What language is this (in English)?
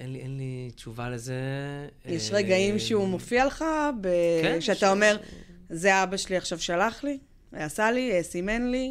Hebrew